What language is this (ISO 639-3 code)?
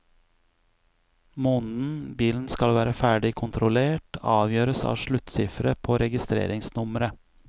nor